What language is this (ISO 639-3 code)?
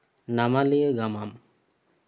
sat